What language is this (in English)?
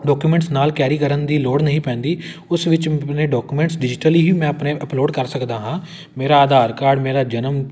Punjabi